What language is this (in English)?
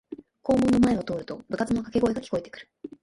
Japanese